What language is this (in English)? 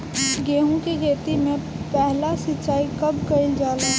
Bhojpuri